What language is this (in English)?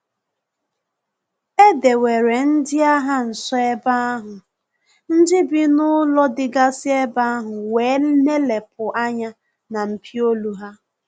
Igbo